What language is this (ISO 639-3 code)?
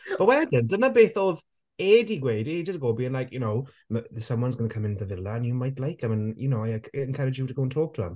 cym